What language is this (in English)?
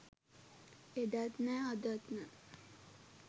Sinhala